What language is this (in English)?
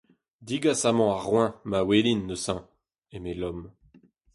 Breton